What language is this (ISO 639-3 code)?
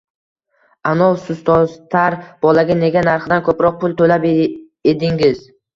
uzb